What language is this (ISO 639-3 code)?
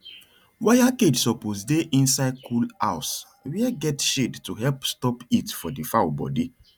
pcm